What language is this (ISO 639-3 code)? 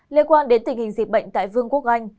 vie